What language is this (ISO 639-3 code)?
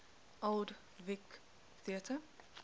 eng